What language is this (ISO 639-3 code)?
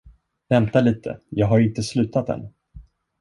swe